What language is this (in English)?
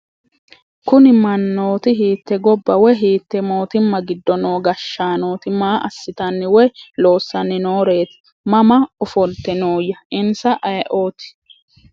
Sidamo